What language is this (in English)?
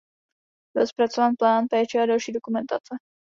Czech